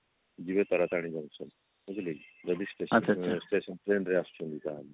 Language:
Odia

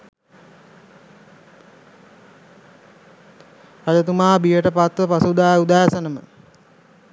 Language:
Sinhala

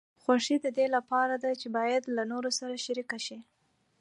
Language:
Pashto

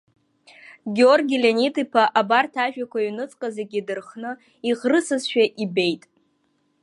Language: Abkhazian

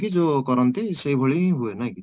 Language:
Odia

